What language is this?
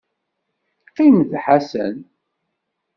Kabyle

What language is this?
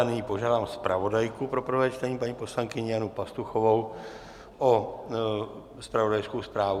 Czech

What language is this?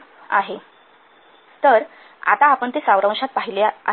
Marathi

